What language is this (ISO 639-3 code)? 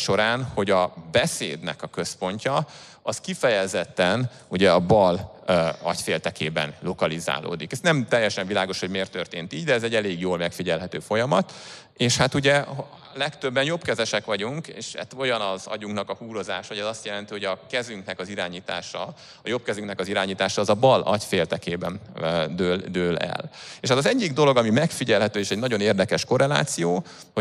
hun